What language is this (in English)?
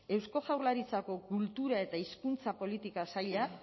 Basque